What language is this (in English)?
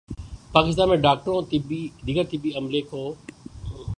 Urdu